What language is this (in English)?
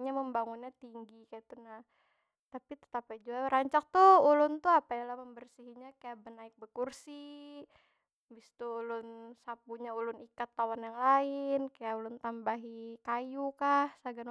Banjar